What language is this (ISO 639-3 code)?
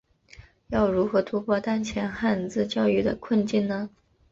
zho